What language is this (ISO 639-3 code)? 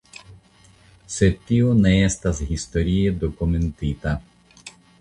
epo